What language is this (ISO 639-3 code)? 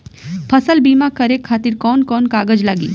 bho